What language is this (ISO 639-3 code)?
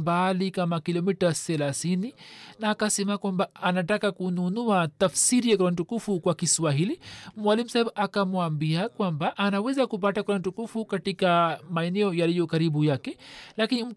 swa